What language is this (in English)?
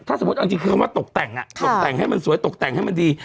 Thai